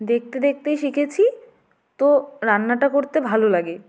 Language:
Bangla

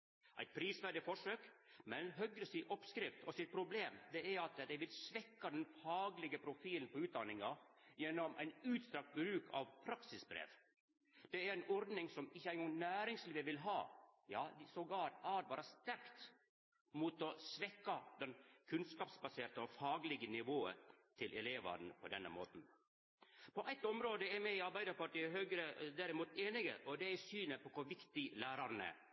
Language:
Norwegian Nynorsk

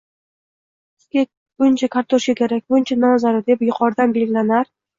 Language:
Uzbek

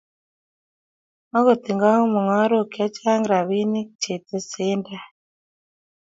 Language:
Kalenjin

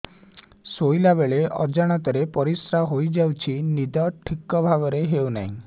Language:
Odia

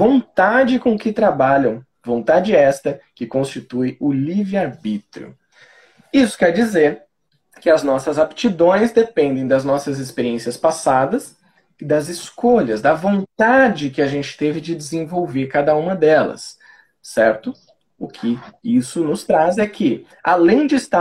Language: Portuguese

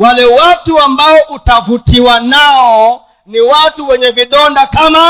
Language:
Swahili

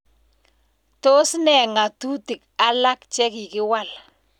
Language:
Kalenjin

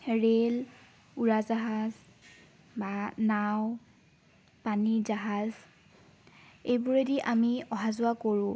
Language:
Assamese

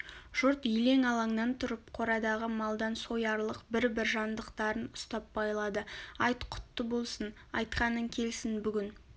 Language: Kazakh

